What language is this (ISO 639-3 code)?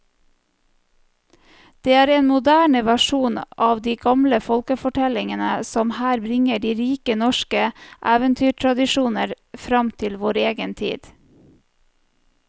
nor